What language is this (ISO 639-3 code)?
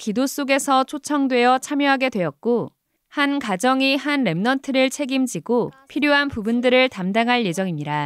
kor